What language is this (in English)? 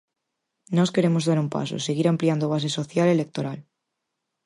Galician